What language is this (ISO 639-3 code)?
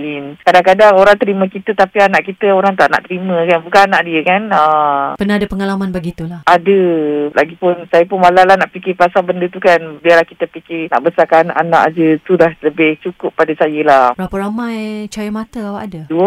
msa